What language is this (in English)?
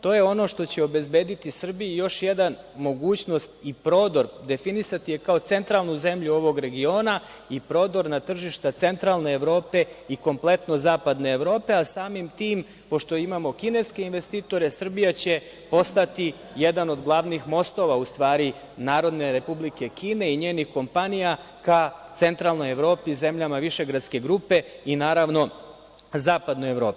Serbian